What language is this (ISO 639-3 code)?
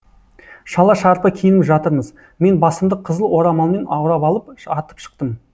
kaz